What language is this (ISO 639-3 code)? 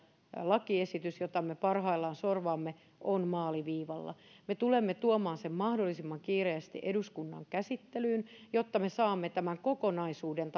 fin